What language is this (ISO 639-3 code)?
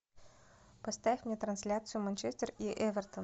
rus